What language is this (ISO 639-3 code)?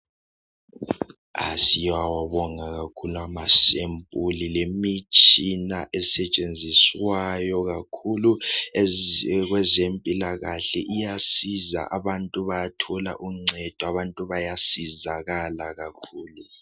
nde